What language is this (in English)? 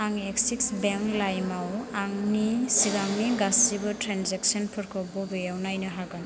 Bodo